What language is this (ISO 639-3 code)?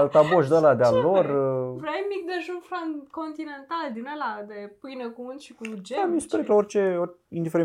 ron